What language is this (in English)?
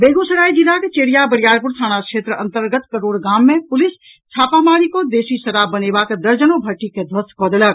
Maithili